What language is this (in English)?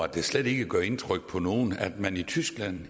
Danish